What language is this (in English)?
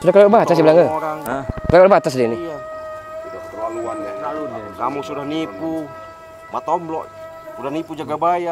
Indonesian